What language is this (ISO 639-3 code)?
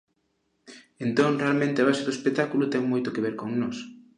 glg